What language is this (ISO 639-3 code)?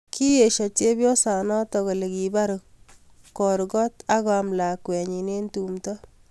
kln